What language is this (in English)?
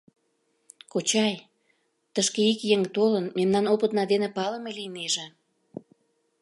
Mari